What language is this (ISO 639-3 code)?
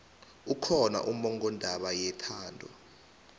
nbl